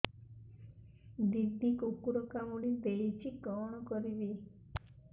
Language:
Odia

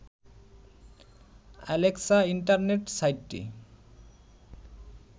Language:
Bangla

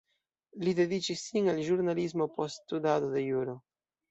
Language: Esperanto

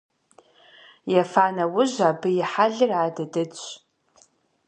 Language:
Kabardian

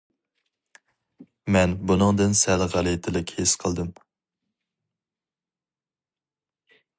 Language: Uyghur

